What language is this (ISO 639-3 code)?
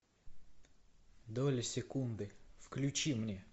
rus